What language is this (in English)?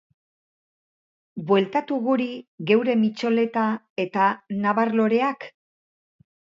Basque